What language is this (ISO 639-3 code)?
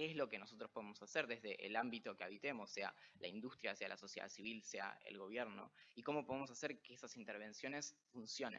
spa